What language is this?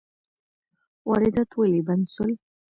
Pashto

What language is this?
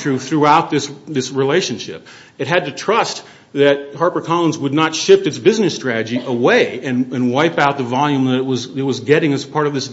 English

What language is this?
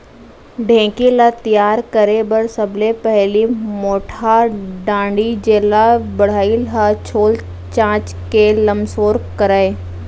Chhattisgarhi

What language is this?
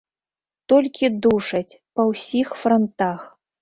Belarusian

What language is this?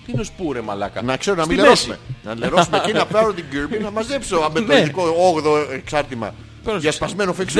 Greek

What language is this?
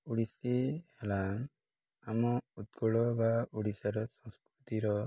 Odia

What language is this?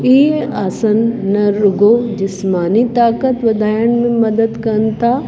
Sindhi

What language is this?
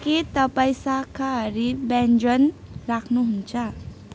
Nepali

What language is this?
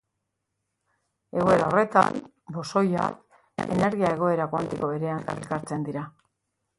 Basque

